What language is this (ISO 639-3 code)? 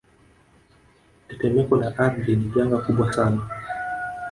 swa